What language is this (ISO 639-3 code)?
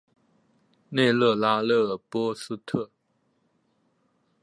zho